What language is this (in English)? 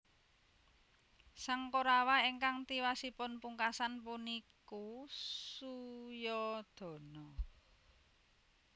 Javanese